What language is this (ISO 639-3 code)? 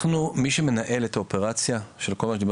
heb